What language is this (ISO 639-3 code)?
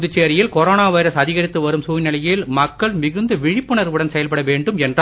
tam